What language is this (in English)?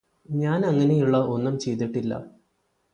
Malayalam